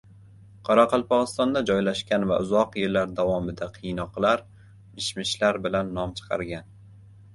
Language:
Uzbek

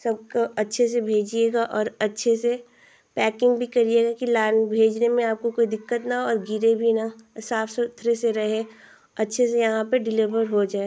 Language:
Hindi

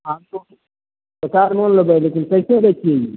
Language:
Maithili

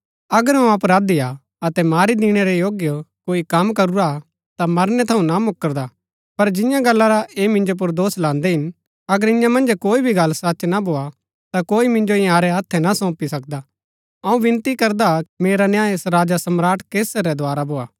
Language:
Gaddi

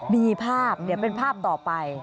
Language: Thai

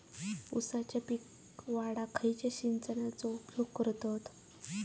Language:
Marathi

